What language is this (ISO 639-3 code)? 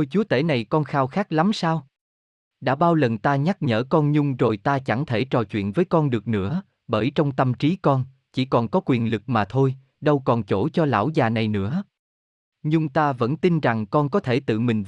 vie